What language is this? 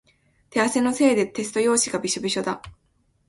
Japanese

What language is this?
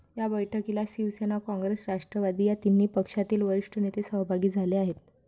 Marathi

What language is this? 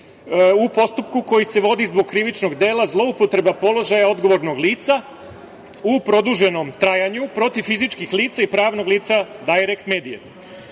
Serbian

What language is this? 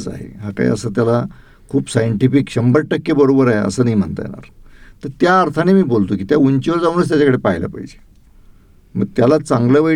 Marathi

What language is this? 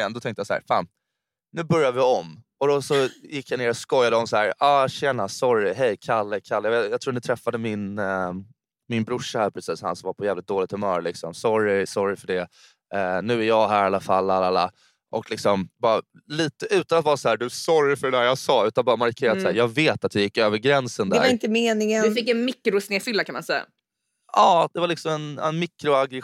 Swedish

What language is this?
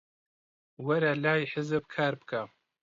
Central Kurdish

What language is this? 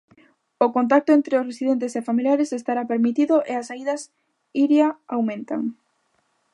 Galician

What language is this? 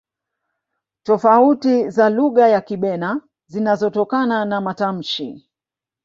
Swahili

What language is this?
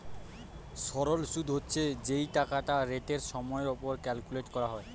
Bangla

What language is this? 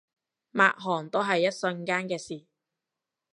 Cantonese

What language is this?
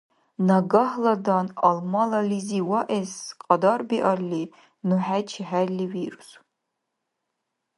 Dargwa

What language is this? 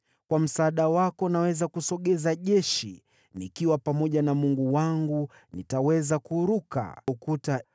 Swahili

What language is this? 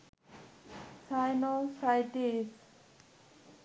Bangla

